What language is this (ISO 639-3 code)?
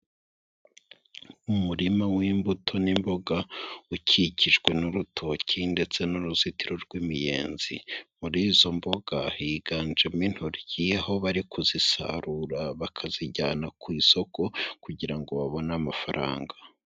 kin